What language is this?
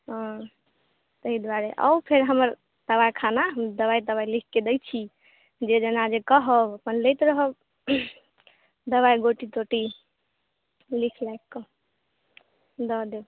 Maithili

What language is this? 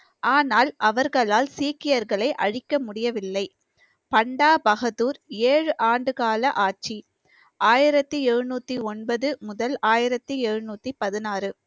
Tamil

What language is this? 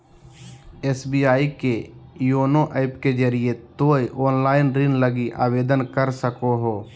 Magahi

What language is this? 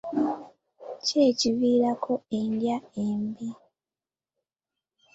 Ganda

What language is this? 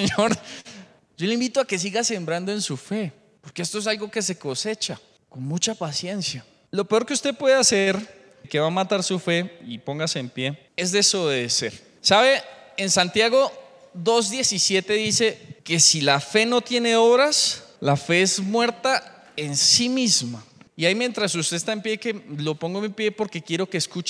Spanish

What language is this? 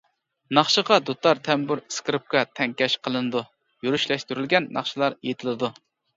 Uyghur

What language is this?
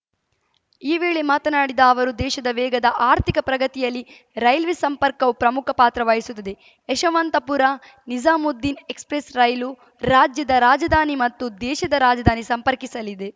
Kannada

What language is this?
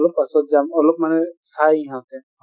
Assamese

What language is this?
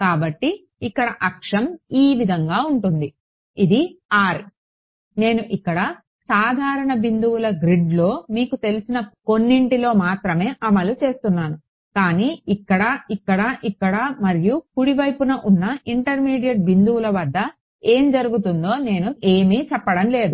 Telugu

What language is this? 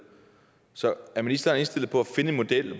Danish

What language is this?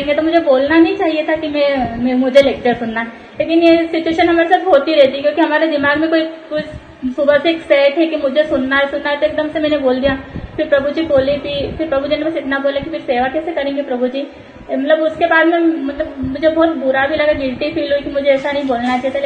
Hindi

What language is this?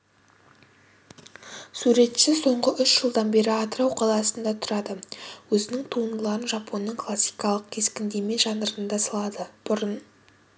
Kazakh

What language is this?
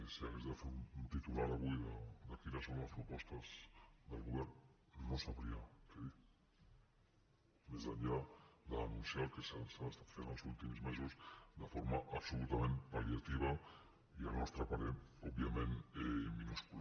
Catalan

